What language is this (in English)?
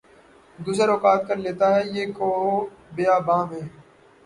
Urdu